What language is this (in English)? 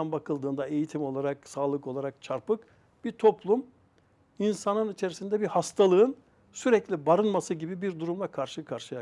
Turkish